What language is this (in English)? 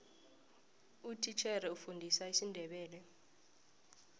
South Ndebele